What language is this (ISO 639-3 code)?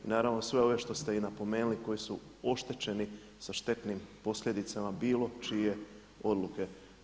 hrv